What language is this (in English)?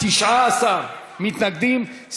Hebrew